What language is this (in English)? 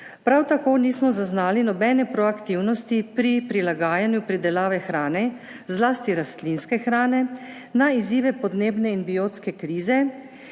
Slovenian